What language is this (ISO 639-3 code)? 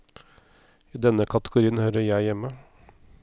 nor